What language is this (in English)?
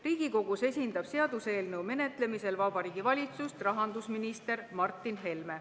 Estonian